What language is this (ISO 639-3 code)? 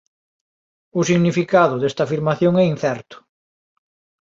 glg